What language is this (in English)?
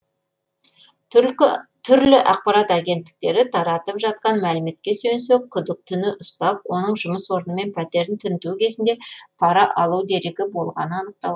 Kazakh